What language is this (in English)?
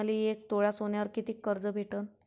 Marathi